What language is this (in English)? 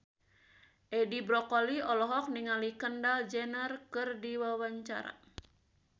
Sundanese